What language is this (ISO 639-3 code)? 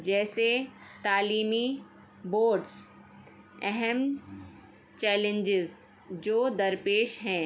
urd